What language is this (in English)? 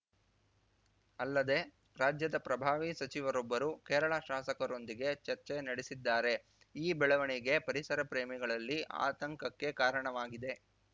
Kannada